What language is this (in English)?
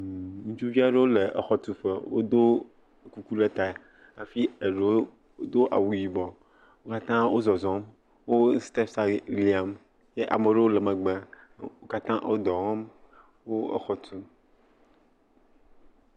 Ewe